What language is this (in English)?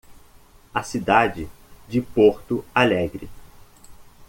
Portuguese